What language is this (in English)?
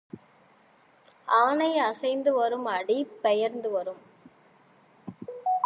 Tamil